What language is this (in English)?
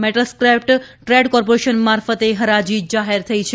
Gujarati